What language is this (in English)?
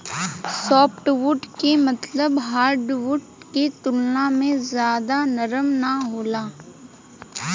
Bhojpuri